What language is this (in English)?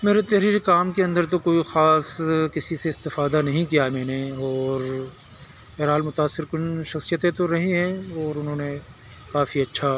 Urdu